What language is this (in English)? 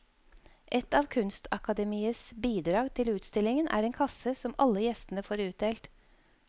Norwegian